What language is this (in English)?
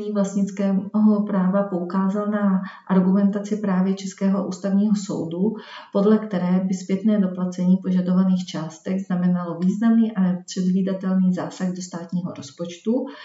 Czech